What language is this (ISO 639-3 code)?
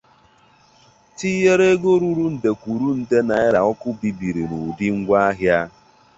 ibo